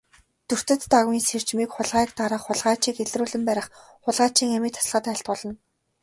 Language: Mongolian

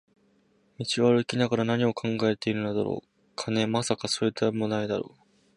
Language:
Japanese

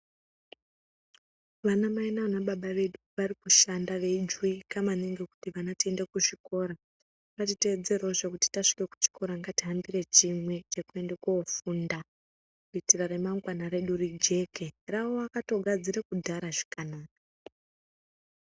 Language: Ndau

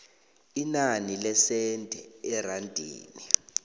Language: South Ndebele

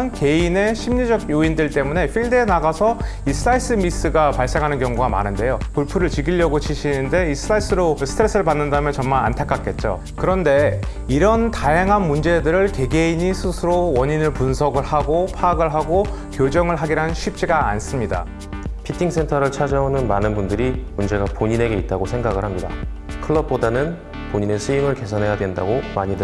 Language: Korean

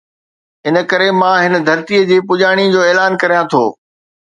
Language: Sindhi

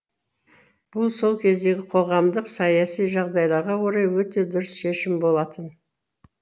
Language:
Kazakh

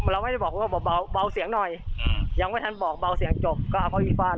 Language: Thai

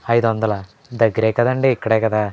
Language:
Telugu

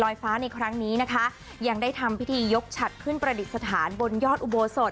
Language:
Thai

